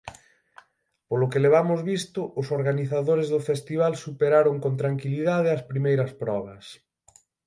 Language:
Galician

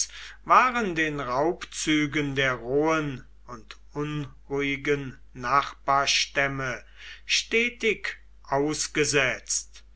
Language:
German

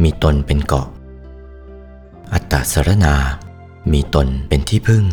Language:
Thai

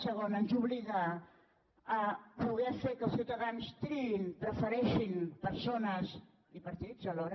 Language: Catalan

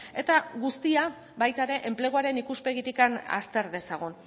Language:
Basque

